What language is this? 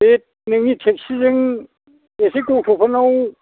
Bodo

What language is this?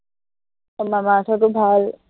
Assamese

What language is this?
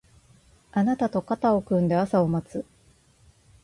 Japanese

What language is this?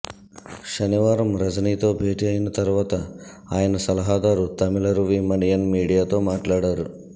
Telugu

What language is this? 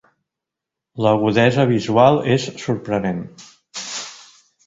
Catalan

